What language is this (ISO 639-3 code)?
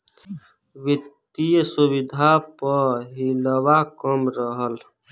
bho